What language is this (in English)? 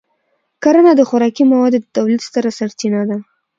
Pashto